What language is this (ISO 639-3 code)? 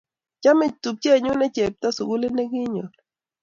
kln